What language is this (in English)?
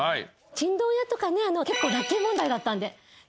Japanese